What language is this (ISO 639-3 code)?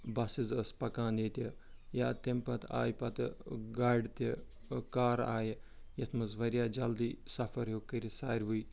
kas